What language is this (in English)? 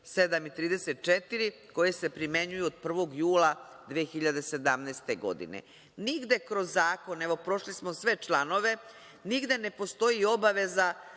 Serbian